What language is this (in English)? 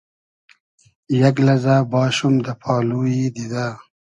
Hazaragi